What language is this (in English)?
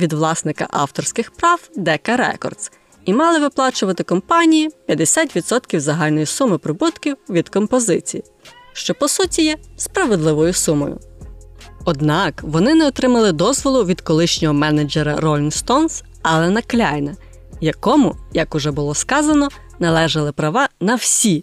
Ukrainian